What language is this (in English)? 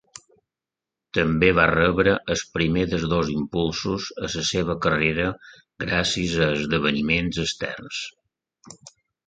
Catalan